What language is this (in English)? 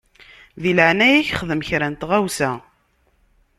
Kabyle